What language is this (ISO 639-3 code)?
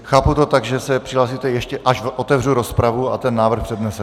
ces